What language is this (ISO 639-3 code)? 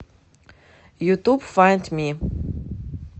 rus